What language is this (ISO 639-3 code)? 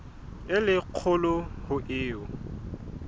sot